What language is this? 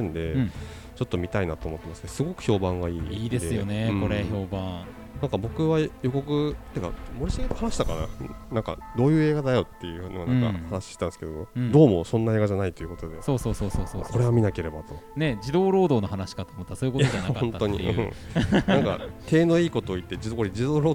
Japanese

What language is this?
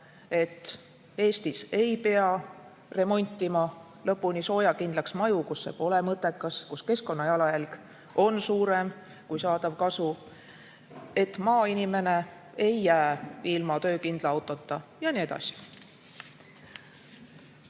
Estonian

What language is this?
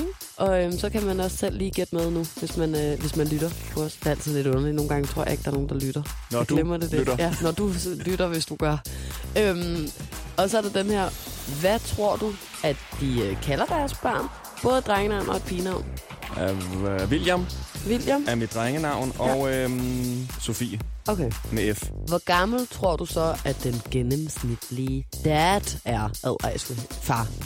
Danish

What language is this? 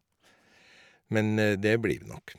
Norwegian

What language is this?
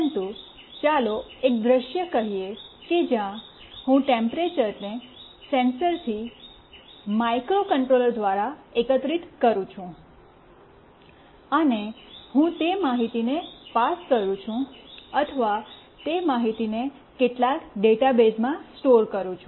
Gujarati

